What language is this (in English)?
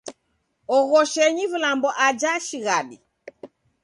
Taita